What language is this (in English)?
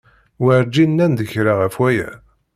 Kabyle